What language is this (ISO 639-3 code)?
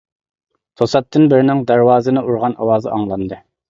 uig